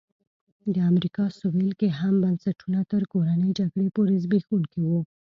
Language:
Pashto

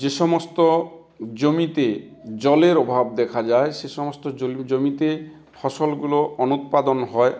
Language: Bangla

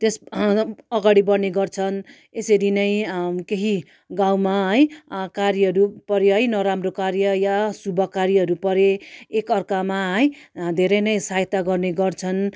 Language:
Nepali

